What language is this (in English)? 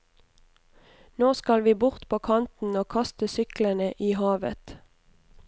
Norwegian